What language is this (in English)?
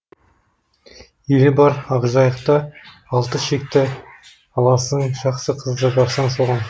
Kazakh